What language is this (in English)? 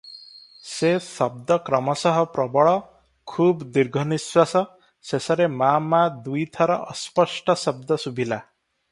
Odia